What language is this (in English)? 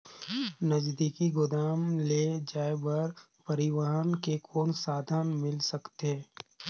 Chhattisgarhi